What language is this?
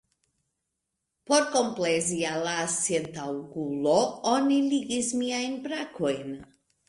Esperanto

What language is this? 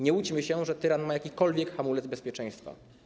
Polish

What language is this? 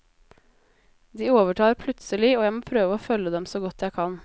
Norwegian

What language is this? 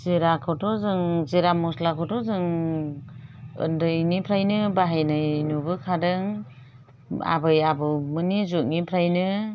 Bodo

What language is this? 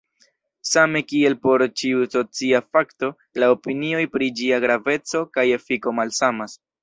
Esperanto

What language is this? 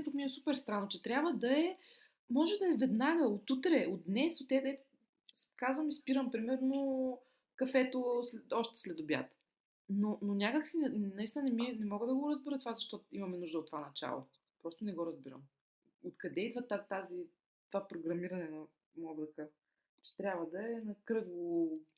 Bulgarian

